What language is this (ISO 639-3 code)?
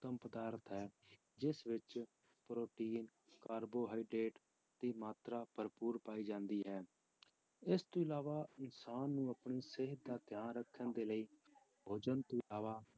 pan